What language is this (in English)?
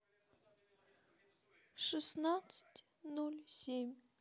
Russian